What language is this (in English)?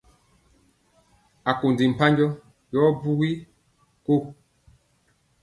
Mpiemo